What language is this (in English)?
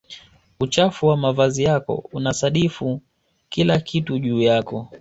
Swahili